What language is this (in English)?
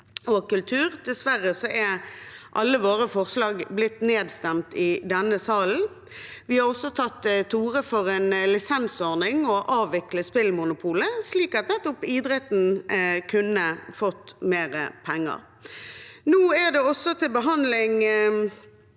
Norwegian